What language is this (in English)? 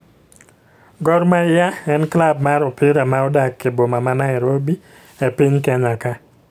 Luo (Kenya and Tanzania)